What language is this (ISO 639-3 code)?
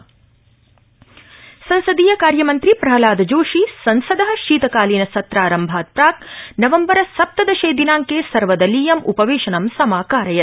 san